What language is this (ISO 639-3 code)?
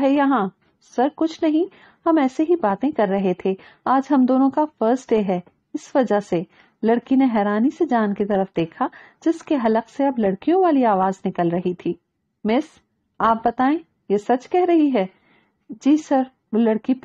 hin